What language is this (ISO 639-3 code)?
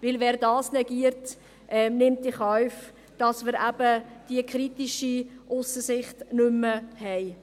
gsw